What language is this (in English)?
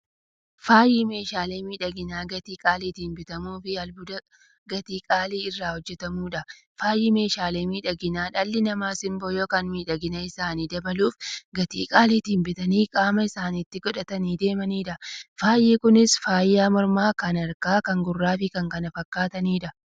Oromo